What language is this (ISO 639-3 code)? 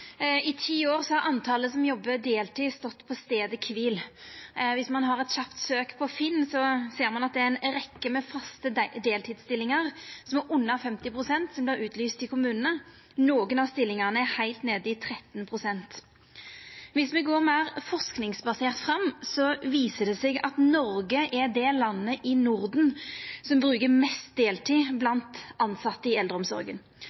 nno